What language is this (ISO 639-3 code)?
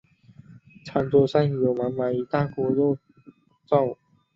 zho